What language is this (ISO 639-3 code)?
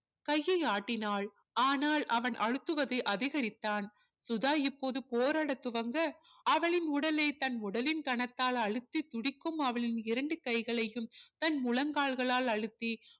tam